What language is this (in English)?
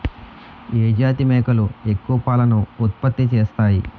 Telugu